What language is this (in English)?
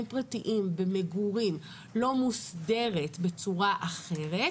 Hebrew